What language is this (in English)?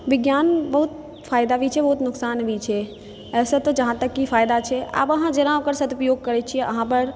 Maithili